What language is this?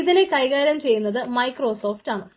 Malayalam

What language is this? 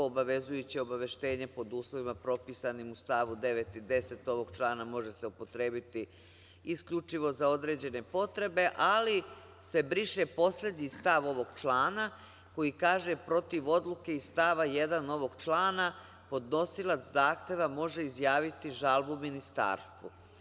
Serbian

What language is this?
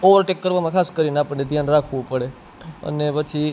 Gujarati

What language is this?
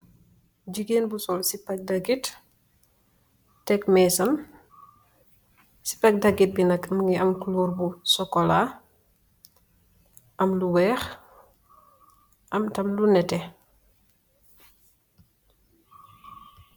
Wolof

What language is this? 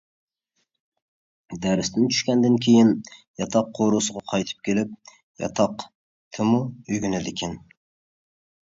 Uyghur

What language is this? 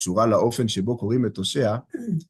Hebrew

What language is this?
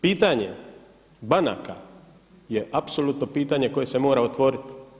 Croatian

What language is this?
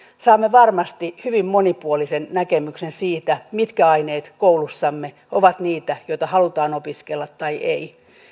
Finnish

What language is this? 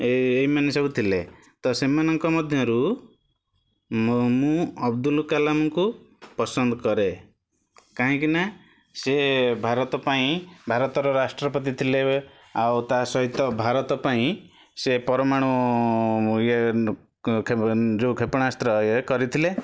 Odia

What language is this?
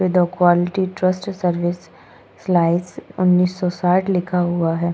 Hindi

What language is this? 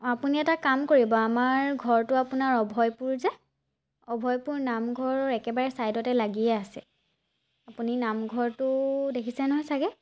Assamese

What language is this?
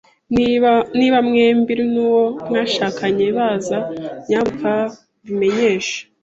Kinyarwanda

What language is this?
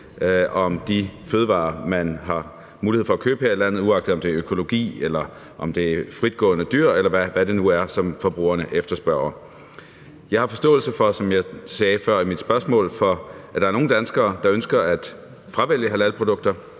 Danish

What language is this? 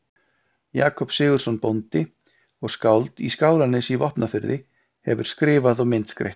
Icelandic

